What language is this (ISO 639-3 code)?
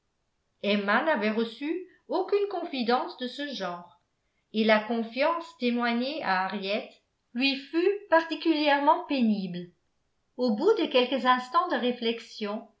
fra